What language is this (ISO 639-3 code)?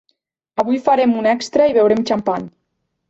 cat